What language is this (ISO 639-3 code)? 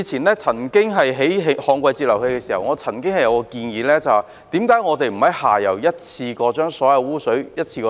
yue